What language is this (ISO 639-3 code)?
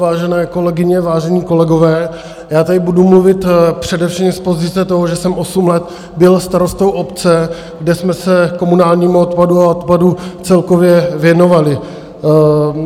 ces